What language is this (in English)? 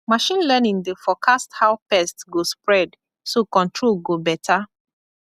Nigerian Pidgin